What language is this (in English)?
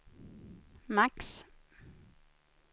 Swedish